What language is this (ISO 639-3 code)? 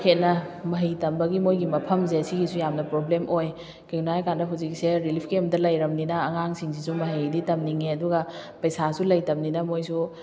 mni